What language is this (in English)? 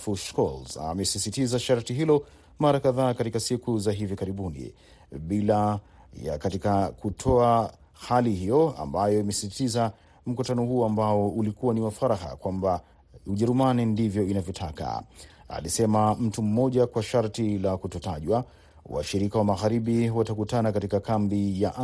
Swahili